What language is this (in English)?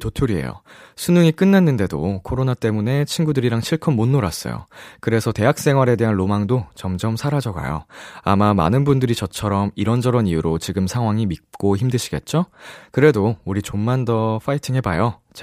Korean